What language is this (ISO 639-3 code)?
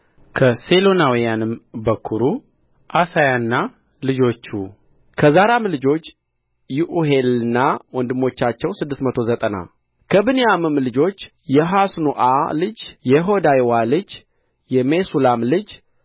amh